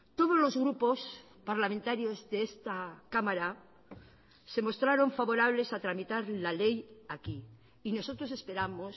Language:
Spanish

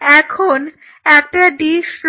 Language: Bangla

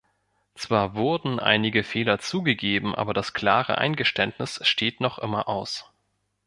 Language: German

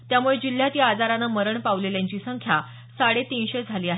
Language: Marathi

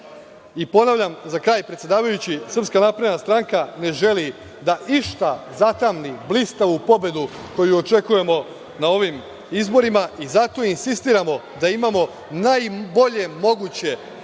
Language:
Serbian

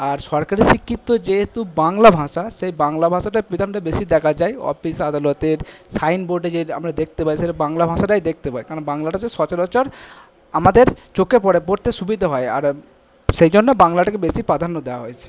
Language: Bangla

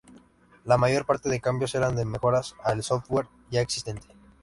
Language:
Spanish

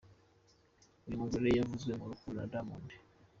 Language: Kinyarwanda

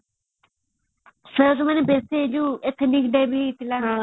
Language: Odia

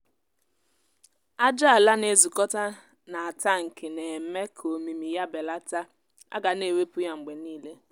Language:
Igbo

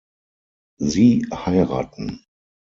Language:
German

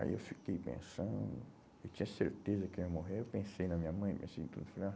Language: Portuguese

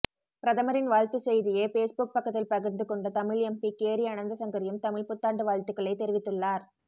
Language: Tamil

